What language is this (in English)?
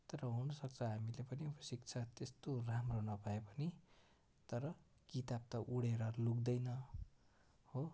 Nepali